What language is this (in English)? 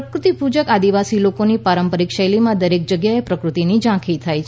Gujarati